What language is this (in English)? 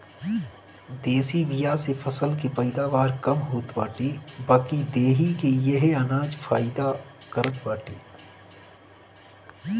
Bhojpuri